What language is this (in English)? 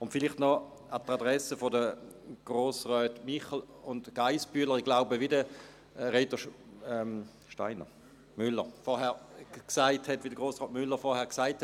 Swiss German